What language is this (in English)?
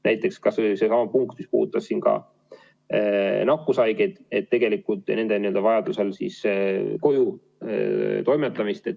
Estonian